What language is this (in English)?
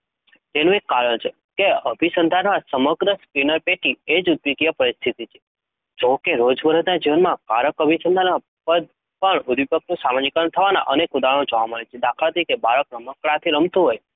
Gujarati